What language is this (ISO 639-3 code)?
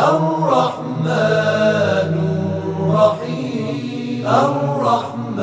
fas